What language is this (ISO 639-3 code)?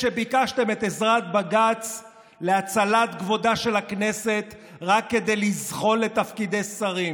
heb